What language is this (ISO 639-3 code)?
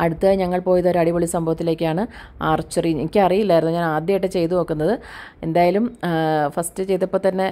mal